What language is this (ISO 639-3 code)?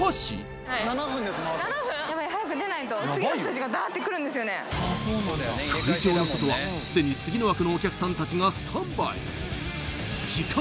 jpn